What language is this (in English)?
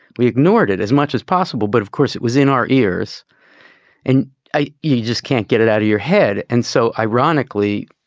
English